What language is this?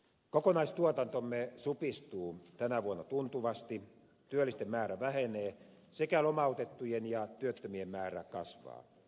Finnish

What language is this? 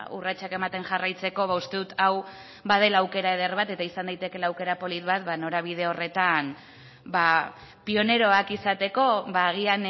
Basque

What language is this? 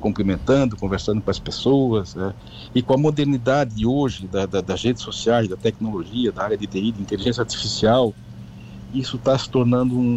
Portuguese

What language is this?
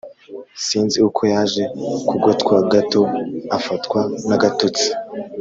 Kinyarwanda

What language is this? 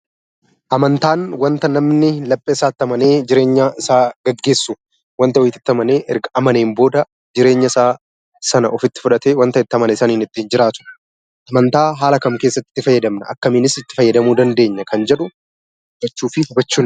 Oromo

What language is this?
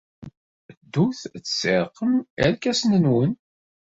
Kabyle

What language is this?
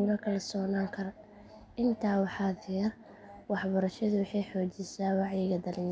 Somali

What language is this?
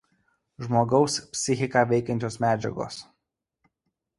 Lithuanian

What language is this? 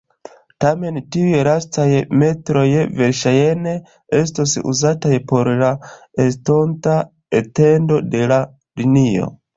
Esperanto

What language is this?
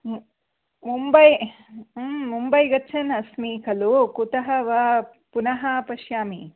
Sanskrit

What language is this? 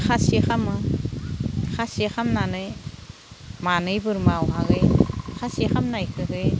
Bodo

